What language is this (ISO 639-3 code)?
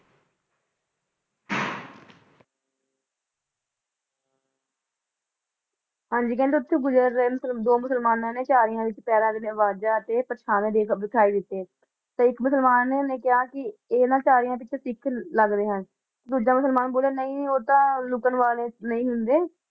pan